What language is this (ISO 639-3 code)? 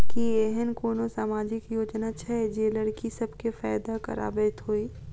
mai